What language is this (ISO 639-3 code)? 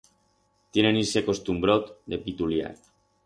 arg